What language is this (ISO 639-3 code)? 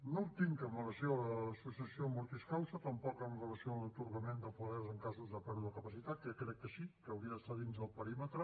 cat